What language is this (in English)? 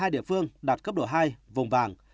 Vietnamese